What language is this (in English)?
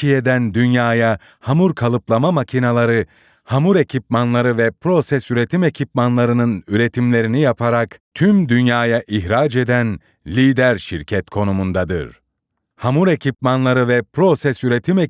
Turkish